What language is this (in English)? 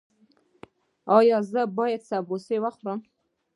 Pashto